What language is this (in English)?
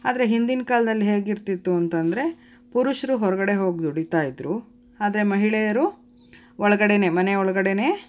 Kannada